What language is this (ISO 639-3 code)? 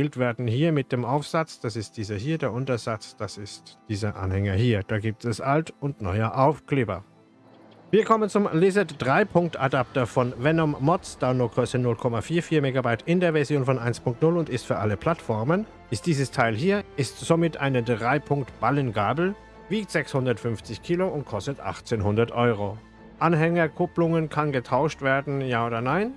deu